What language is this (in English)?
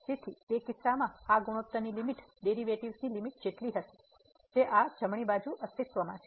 Gujarati